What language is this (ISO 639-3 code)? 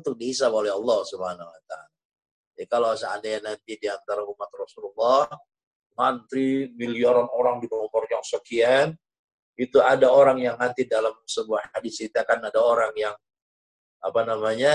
ind